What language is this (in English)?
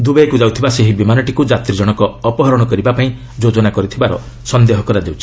Odia